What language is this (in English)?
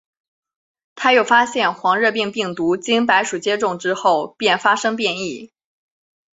Chinese